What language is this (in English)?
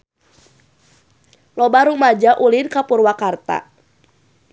Sundanese